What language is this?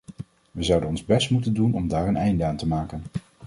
Dutch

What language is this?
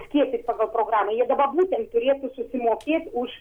Lithuanian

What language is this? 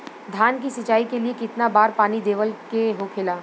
Bhojpuri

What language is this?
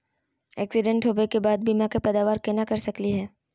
Magahi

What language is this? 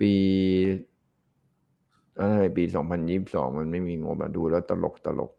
Thai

